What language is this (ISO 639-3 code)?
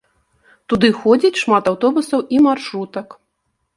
bel